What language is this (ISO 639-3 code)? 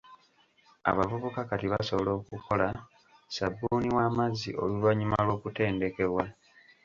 lug